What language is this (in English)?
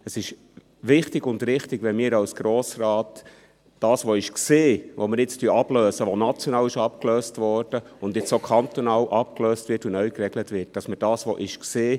Swiss German